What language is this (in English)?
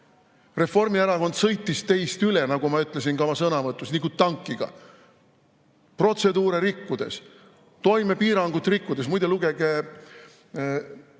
Estonian